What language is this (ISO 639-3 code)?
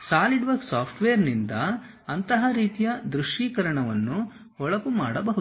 kan